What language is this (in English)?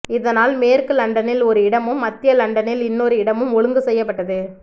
Tamil